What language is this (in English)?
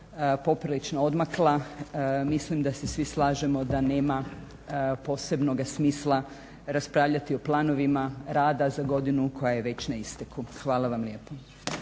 Croatian